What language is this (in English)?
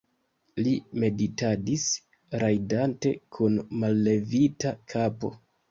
Esperanto